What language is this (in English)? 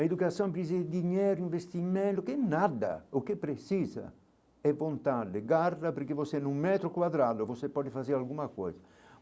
Portuguese